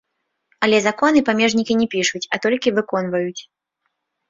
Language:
Belarusian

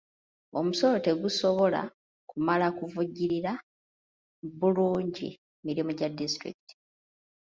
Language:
Ganda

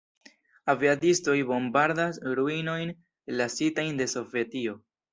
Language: Esperanto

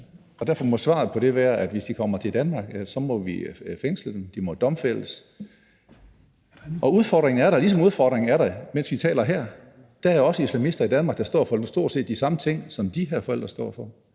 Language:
Danish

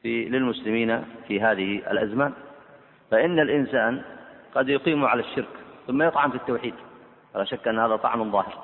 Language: Arabic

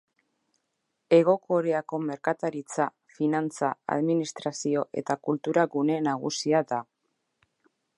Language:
Basque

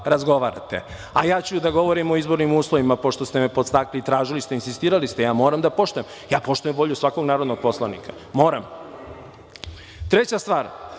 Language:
Serbian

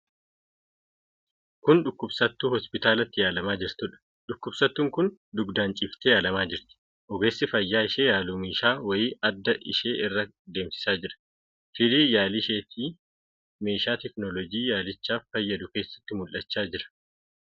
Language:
Oromo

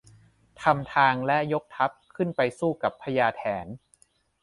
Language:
Thai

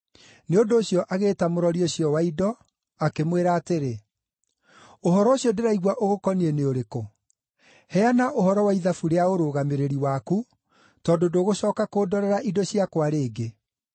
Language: Kikuyu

